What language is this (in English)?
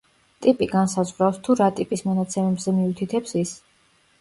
Georgian